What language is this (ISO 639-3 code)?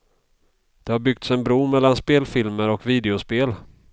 swe